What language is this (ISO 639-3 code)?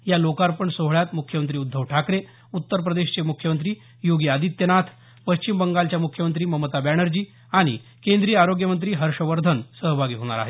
mar